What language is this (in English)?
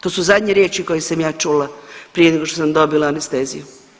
Croatian